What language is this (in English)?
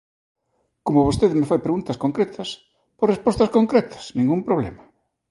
Galician